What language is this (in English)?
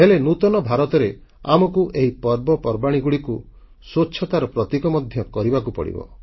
Odia